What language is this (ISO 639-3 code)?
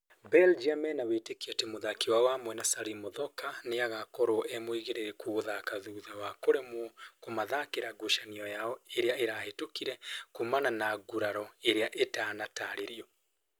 kik